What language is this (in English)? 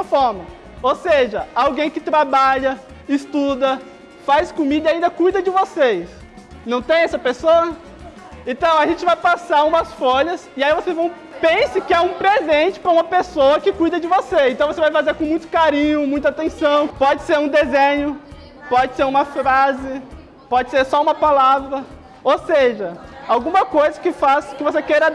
Portuguese